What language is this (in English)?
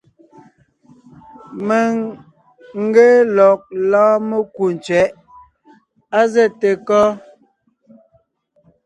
Ngiemboon